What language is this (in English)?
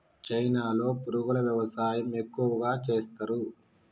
Telugu